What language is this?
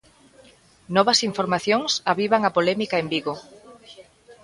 Galician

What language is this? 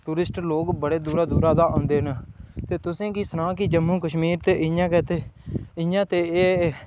Dogri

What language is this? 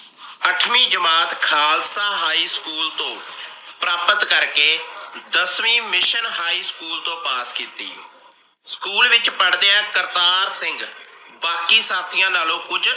Punjabi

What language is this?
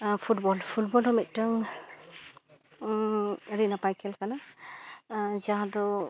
Santali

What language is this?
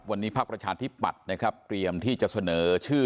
Thai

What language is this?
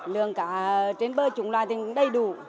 Vietnamese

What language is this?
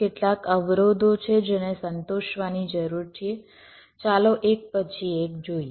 Gujarati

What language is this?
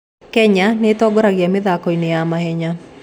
Kikuyu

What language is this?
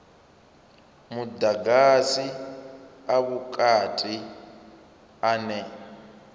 Venda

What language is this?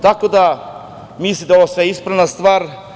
Serbian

